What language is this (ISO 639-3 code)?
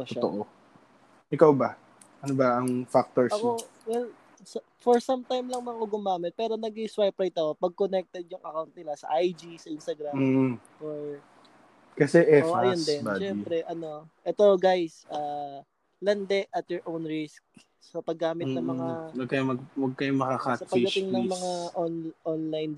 fil